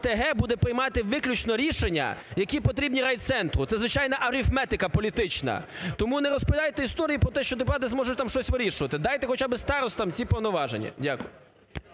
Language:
Ukrainian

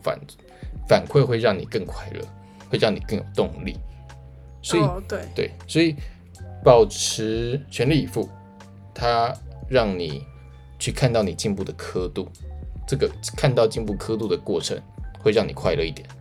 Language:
Chinese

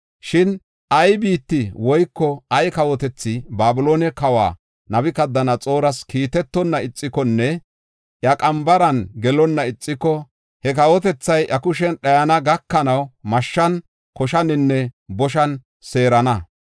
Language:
Gofa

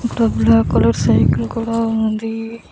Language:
Telugu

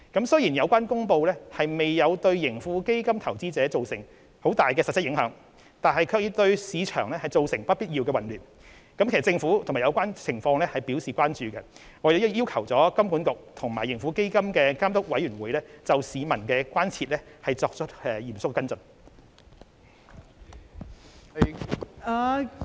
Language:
Cantonese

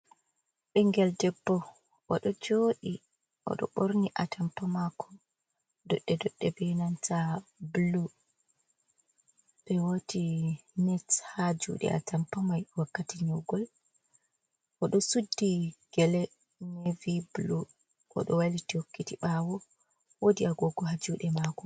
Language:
Fula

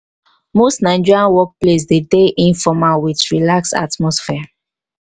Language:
Nigerian Pidgin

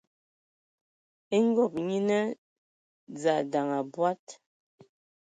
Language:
Ewondo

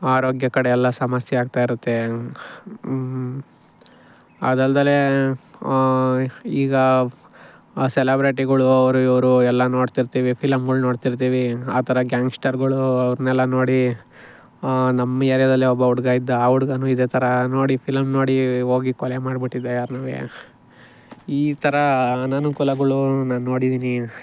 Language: Kannada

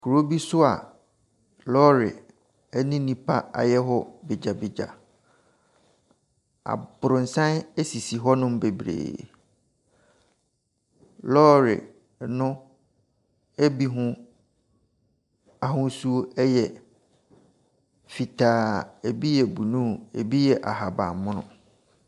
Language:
Akan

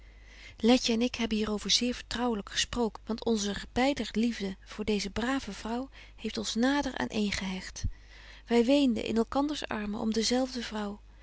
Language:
Dutch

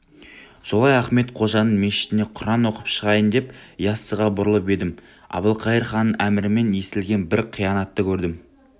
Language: Kazakh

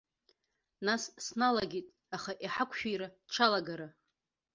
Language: Abkhazian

